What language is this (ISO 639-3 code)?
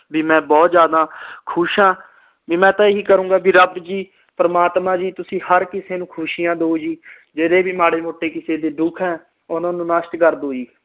pan